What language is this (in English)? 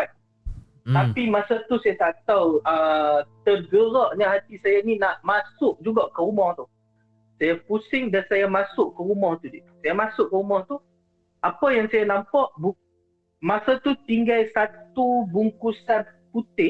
Malay